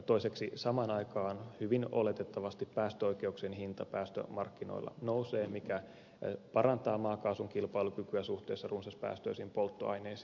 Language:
Finnish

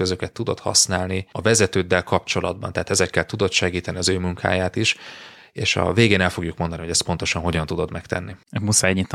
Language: Hungarian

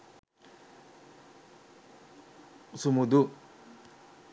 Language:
Sinhala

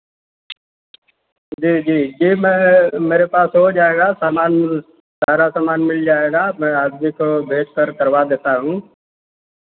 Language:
Hindi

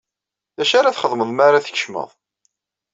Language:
Kabyle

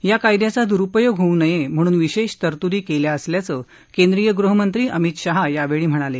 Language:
Marathi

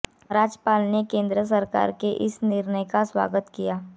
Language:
Hindi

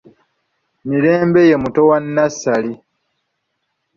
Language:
Ganda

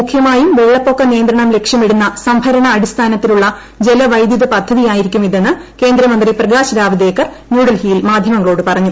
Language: Malayalam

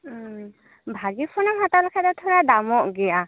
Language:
Santali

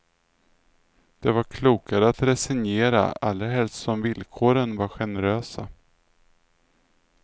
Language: Swedish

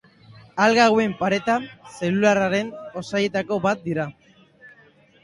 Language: Basque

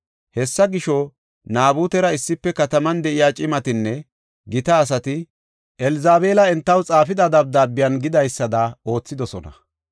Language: Gofa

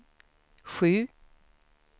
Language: Swedish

